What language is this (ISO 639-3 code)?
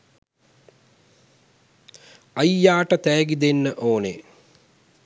sin